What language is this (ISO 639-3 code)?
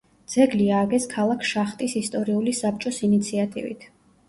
kat